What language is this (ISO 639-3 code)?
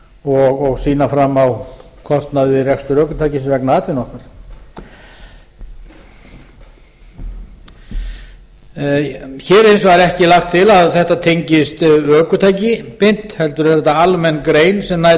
isl